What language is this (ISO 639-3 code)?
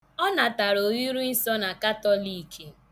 ibo